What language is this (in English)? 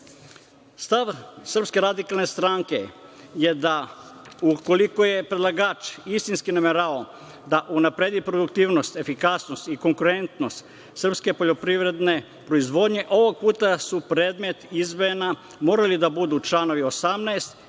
Serbian